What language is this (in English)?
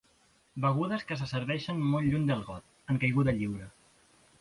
Catalan